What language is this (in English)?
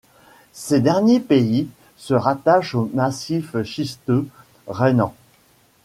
French